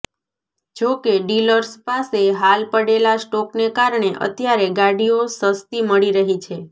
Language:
Gujarati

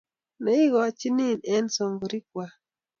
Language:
Kalenjin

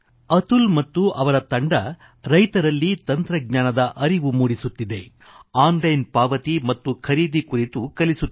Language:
Kannada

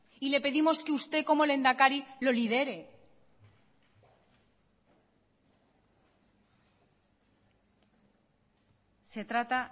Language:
Spanish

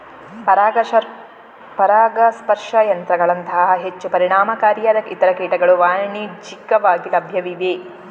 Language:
Kannada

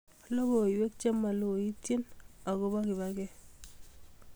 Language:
Kalenjin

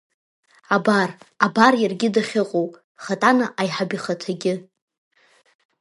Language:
Abkhazian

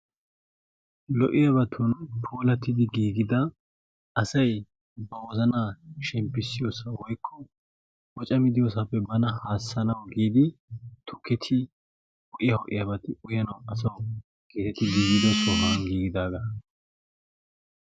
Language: Wolaytta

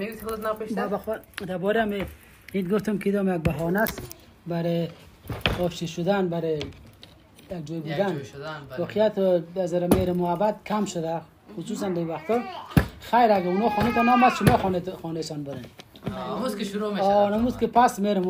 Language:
Persian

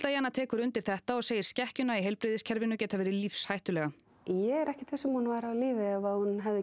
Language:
Icelandic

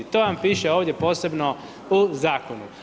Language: Croatian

